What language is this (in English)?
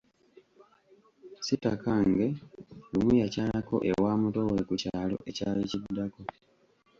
Ganda